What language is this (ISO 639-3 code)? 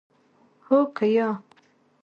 pus